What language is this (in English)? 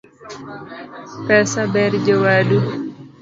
Luo (Kenya and Tanzania)